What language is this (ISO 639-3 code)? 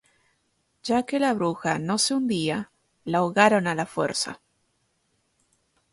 spa